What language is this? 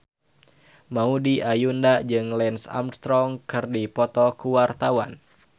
Sundanese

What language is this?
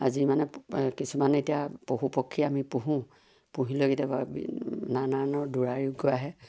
Assamese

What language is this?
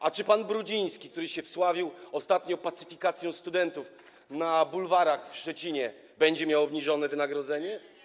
Polish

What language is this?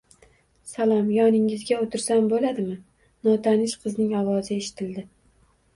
Uzbek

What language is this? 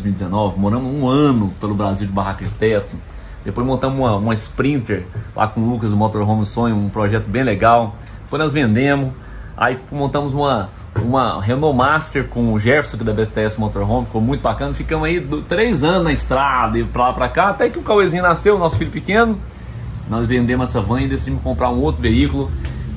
Portuguese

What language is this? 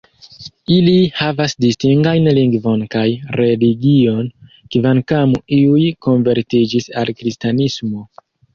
Esperanto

